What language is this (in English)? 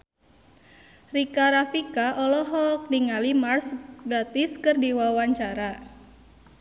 Sundanese